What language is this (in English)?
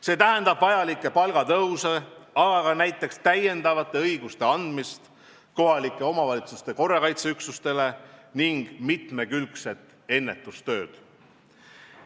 Estonian